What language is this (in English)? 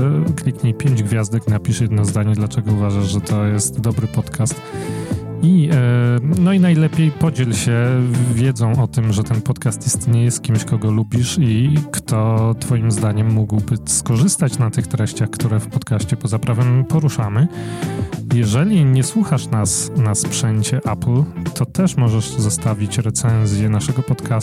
Polish